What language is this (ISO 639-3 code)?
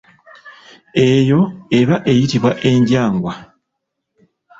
lug